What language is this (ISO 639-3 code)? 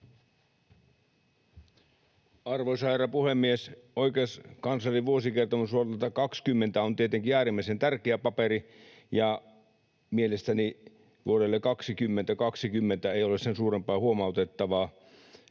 fin